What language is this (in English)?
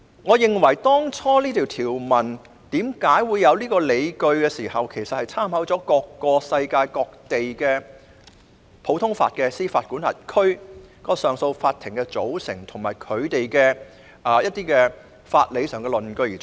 Cantonese